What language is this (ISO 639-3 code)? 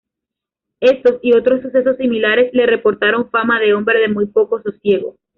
spa